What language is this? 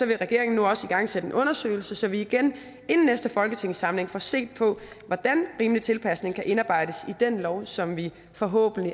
Danish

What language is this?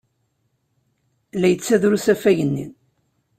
Kabyle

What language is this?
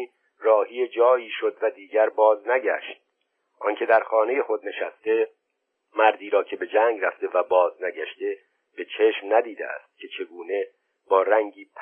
Persian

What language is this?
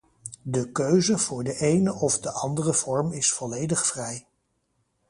Dutch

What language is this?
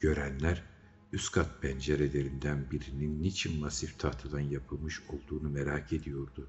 Turkish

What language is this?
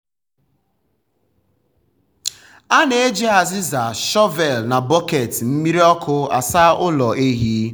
Igbo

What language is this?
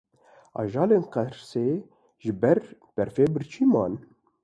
Kurdish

